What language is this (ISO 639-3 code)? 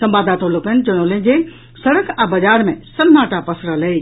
mai